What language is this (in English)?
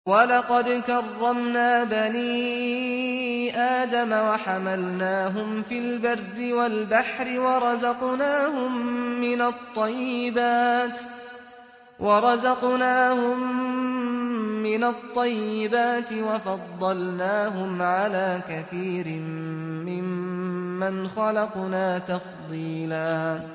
Arabic